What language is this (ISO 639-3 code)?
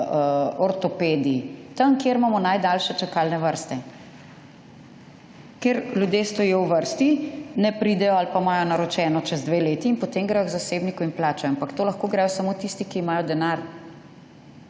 slv